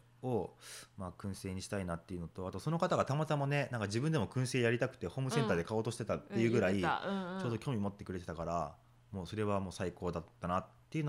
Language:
Japanese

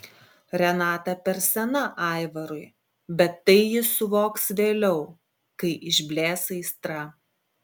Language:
Lithuanian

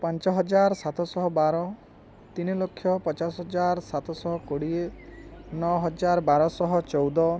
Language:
Odia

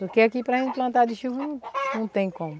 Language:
Portuguese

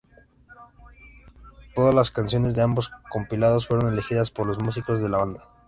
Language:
Spanish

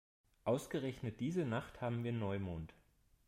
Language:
German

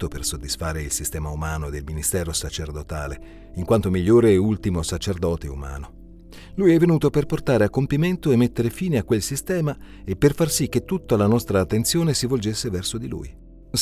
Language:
Italian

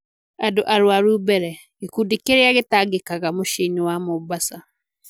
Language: Kikuyu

